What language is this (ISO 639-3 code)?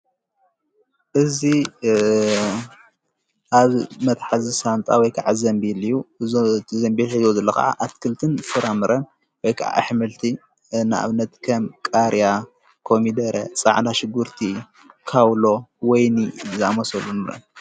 tir